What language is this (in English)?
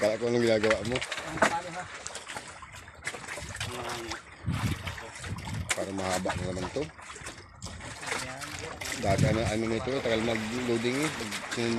Indonesian